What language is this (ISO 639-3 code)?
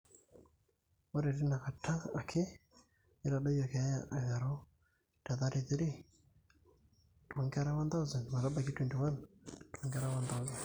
mas